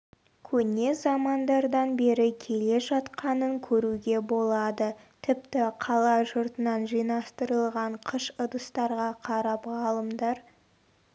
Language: Kazakh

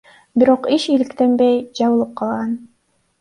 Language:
Kyrgyz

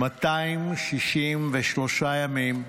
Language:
Hebrew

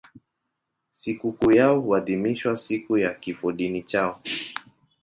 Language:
Swahili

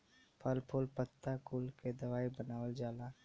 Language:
Bhojpuri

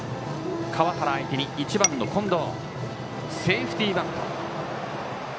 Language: Japanese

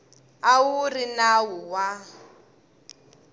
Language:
Tsonga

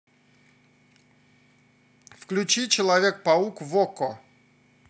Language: Russian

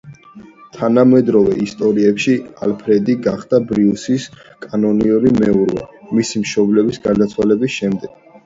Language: Georgian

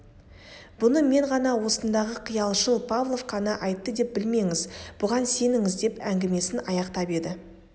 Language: Kazakh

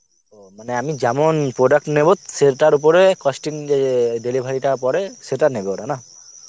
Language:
Bangla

